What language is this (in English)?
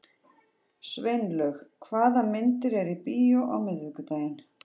Icelandic